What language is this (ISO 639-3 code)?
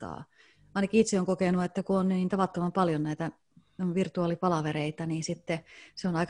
fin